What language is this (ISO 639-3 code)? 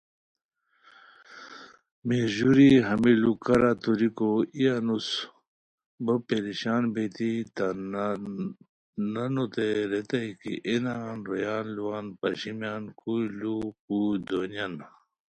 khw